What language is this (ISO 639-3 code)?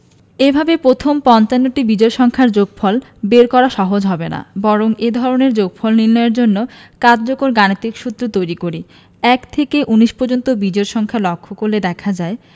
ben